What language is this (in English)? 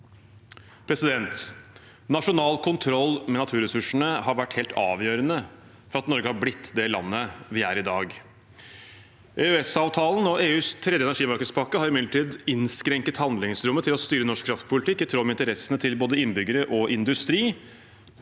Norwegian